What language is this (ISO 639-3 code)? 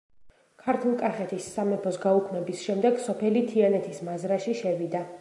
kat